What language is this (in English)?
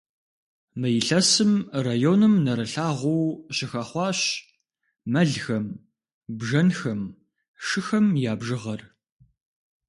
Kabardian